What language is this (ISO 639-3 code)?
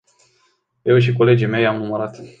ron